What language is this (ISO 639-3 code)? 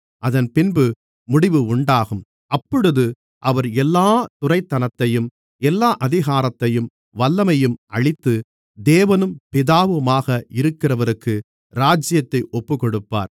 tam